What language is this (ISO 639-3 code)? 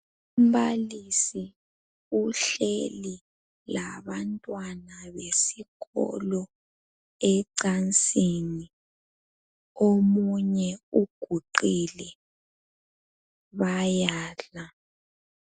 nde